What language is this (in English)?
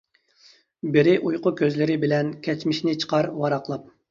Uyghur